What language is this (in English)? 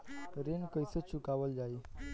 Bhojpuri